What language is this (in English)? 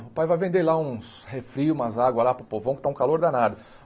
Portuguese